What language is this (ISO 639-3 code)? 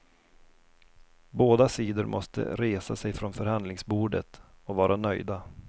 swe